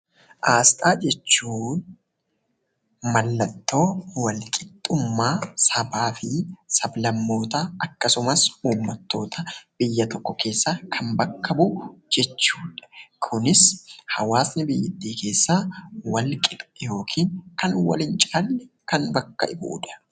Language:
Oromo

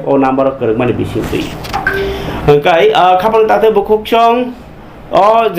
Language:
Bangla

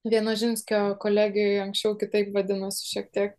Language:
Lithuanian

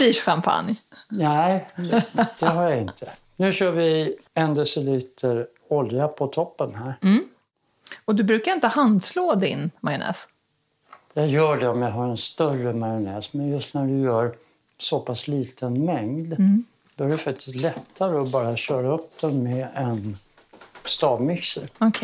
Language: Swedish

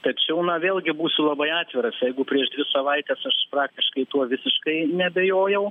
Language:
Lithuanian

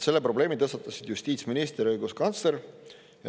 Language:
Estonian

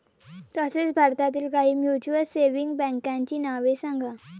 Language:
Marathi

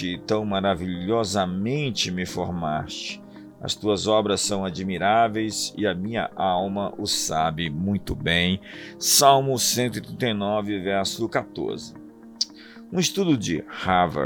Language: Portuguese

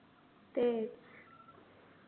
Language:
Marathi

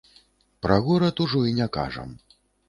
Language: Belarusian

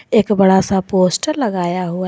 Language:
Hindi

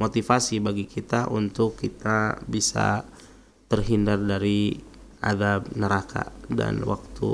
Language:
Indonesian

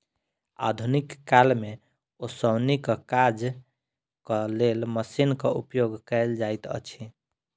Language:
Maithili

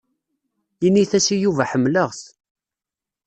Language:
Kabyle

